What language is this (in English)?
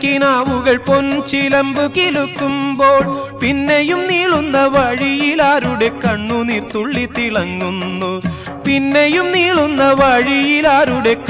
Hindi